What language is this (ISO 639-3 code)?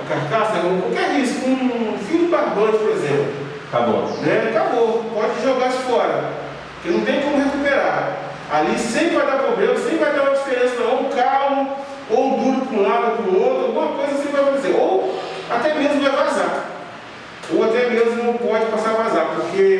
por